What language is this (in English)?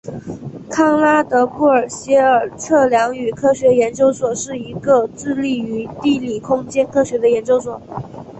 Chinese